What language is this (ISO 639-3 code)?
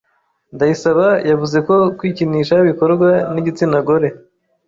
kin